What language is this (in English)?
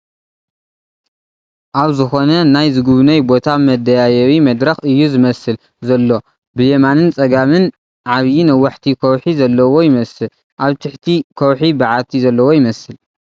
Tigrinya